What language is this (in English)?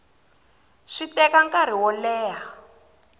Tsonga